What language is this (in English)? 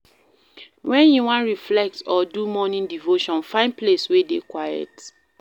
Nigerian Pidgin